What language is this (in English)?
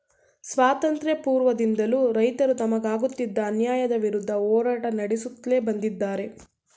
Kannada